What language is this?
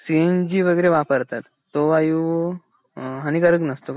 Marathi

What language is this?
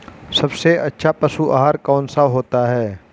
Hindi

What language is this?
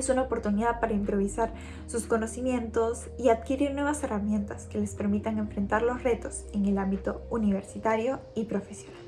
Spanish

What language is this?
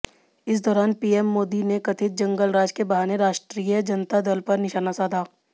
Hindi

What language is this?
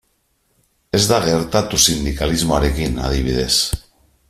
Basque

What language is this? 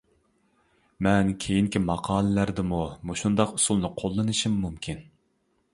Uyghur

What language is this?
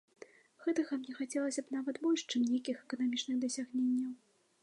Belarusian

